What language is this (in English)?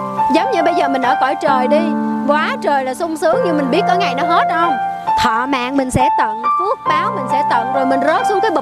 Vietnamese